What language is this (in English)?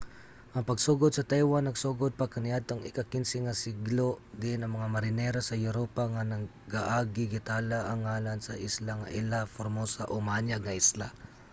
Cebuano